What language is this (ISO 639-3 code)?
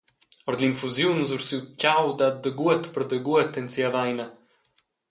roh